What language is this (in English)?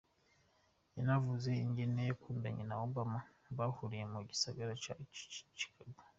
Kinyarwanda